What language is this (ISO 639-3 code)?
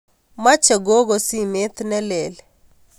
kln